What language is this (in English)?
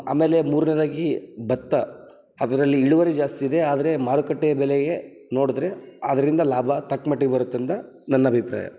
Kannada